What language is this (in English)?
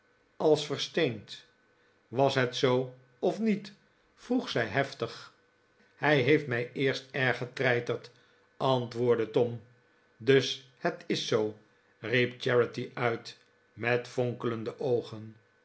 Dutch